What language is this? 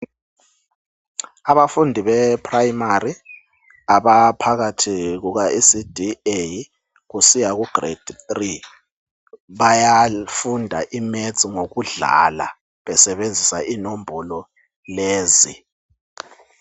North Ndebele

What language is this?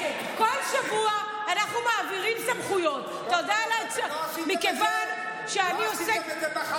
Hebrew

